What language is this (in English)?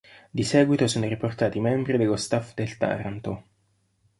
Italian